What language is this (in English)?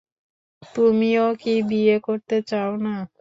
Bangla